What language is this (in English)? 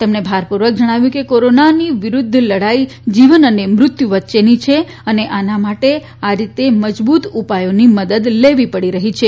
Gujarati